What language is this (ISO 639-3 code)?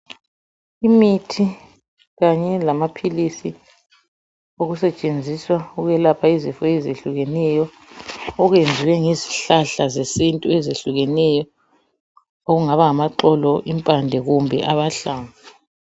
nde